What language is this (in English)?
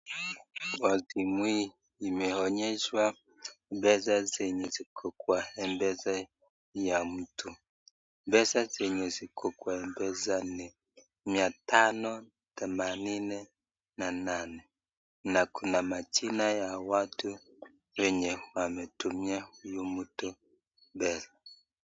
Swahili